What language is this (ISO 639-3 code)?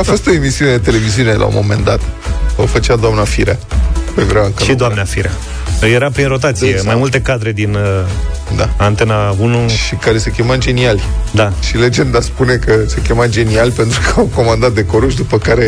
ron